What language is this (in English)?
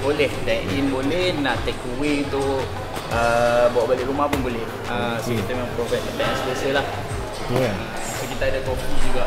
Malay